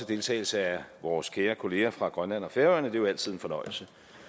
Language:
Danish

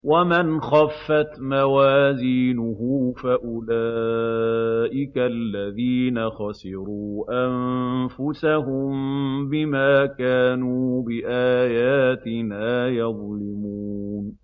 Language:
Arabic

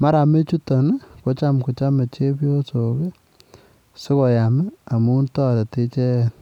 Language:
Kalenjin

